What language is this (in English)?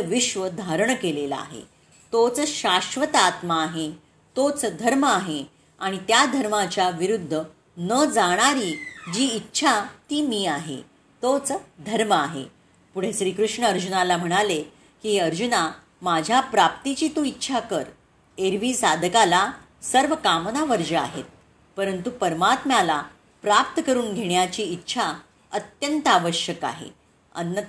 Marathi